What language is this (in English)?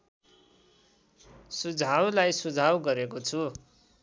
Nepali